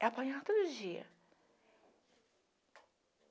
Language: Portuguese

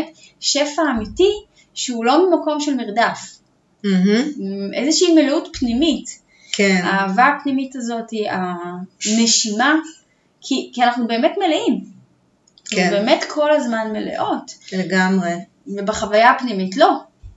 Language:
Hebrew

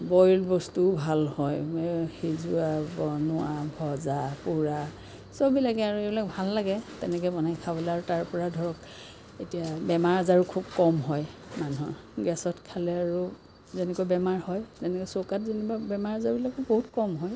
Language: Assamese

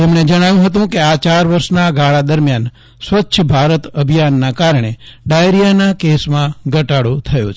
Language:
Gujarati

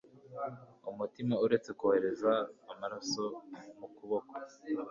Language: Kinyarwanda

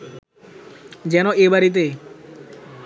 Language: Bangla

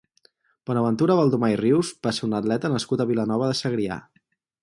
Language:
Catalan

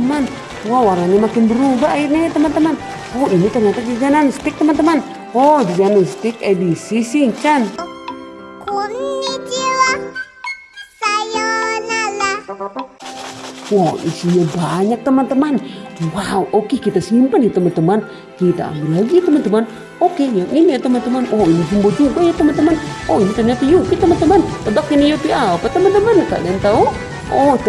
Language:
Indonesian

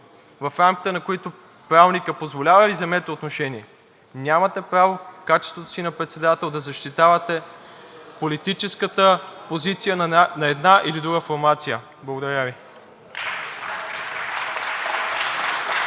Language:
Bulgarian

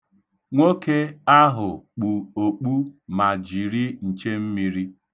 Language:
Igbo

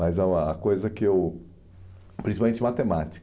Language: Portuguese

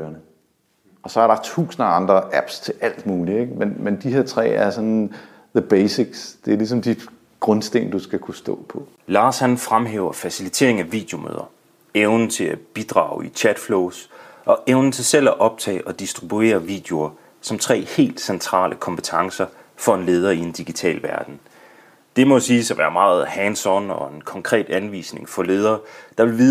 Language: Danish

